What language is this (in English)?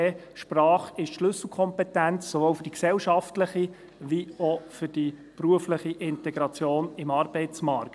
Swiss German